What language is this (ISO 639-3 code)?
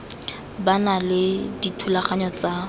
tsn